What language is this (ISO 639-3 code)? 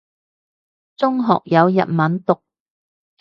yue